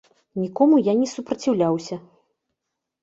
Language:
Belarusian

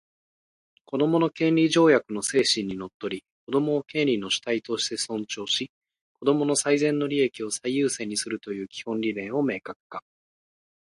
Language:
Japanese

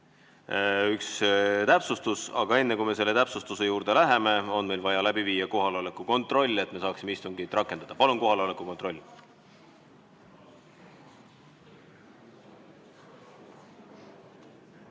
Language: Estonian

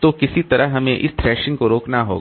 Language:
Hindi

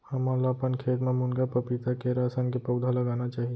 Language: Chhattisgarhi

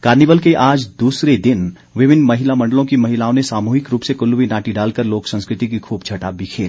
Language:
Hindi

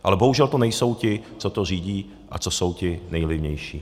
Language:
Czech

